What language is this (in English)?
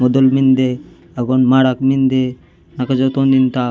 Gondi